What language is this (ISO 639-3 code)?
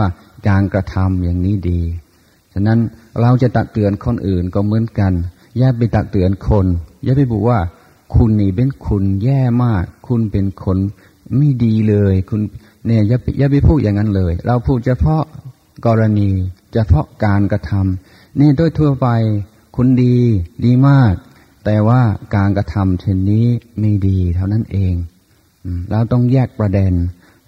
tha